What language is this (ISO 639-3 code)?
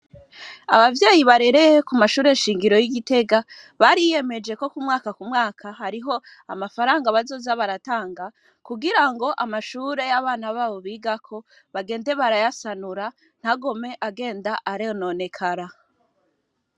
run